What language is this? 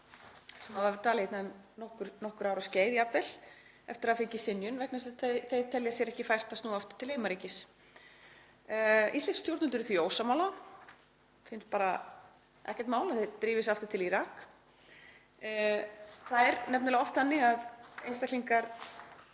Icelandic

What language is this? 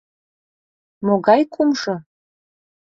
Mari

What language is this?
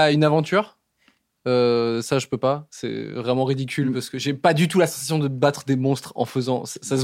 French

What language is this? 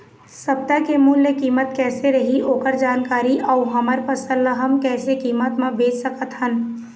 Chhattisgarhi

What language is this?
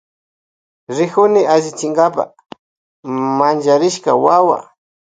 Loja Highland Quichua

